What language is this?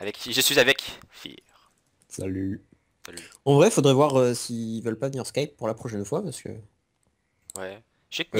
French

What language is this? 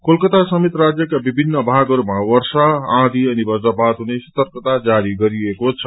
Nepali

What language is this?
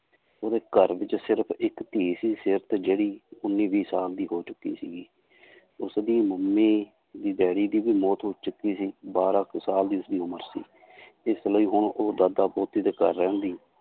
Punjabi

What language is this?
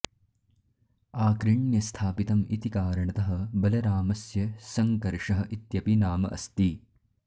Sanskrit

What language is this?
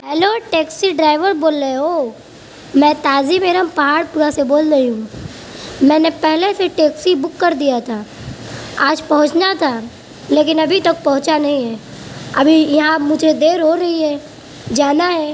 Urdu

